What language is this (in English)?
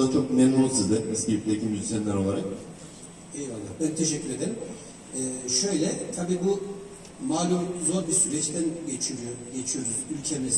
Turkish